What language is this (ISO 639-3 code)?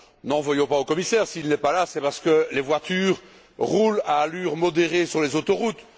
fra